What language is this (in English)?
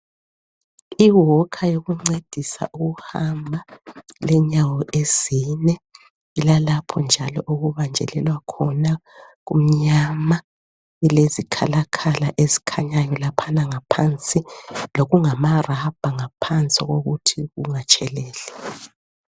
North Ndebele